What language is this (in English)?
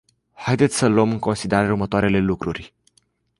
Romanian